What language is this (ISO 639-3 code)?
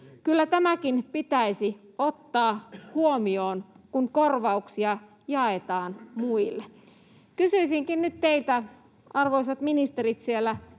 fin